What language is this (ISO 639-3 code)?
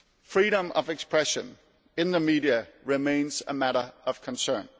eng